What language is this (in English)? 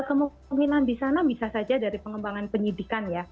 Indonesian